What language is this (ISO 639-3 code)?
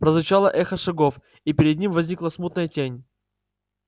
rus